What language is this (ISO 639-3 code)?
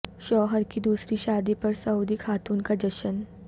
urd